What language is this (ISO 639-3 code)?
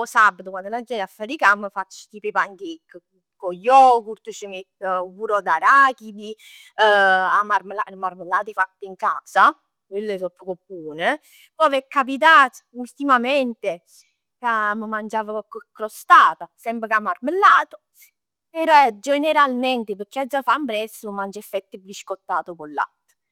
nap